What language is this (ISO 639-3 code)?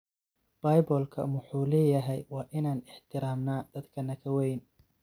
som